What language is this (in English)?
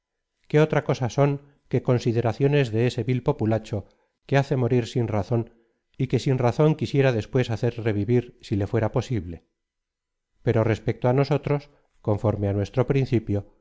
Spanish